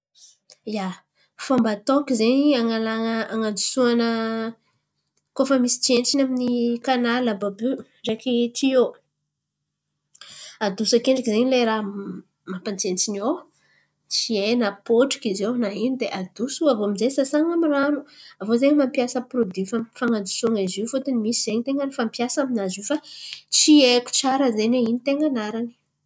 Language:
Antankarana Malagasy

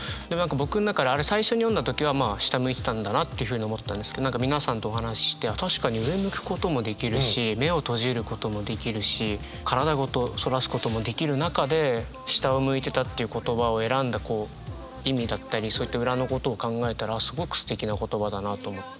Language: Japanese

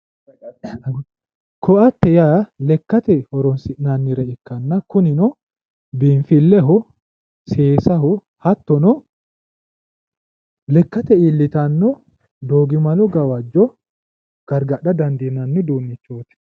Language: Sidamo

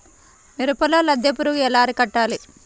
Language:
Telugu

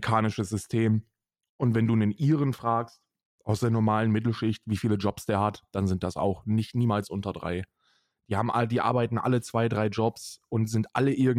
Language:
German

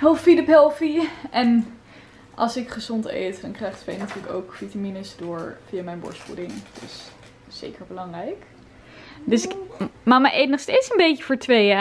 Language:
Dutch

